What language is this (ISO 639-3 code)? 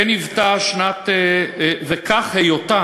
heb